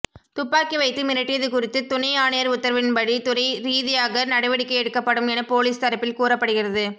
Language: Tamil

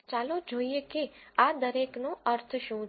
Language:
Gujarati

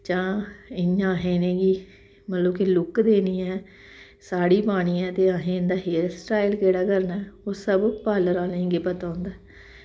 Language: Dogri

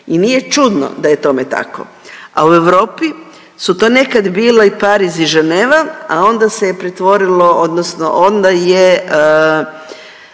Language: Croatian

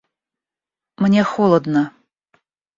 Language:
Russian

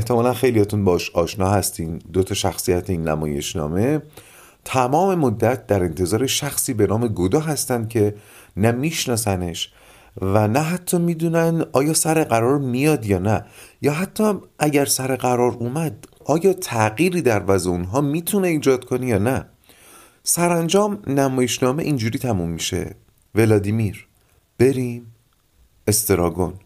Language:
Persian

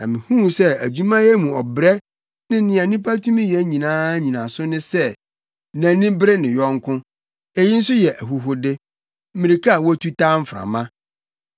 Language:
Akan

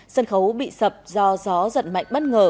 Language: Vietnamese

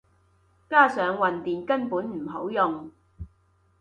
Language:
Cantonese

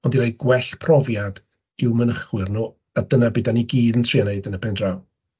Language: Welsh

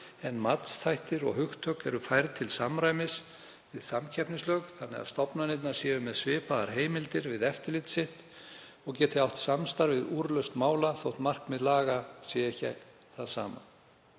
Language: Icelandic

